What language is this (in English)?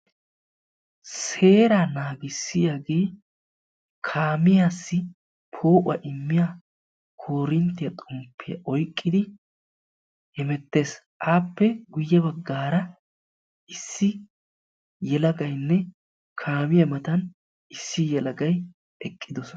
Wolaytta